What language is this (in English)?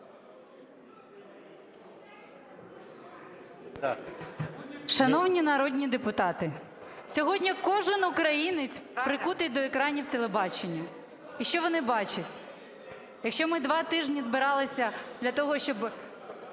Ukrainian